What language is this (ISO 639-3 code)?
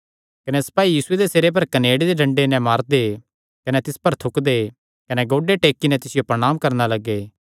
xnr